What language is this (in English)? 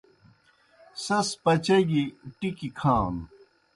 Kohistani Shina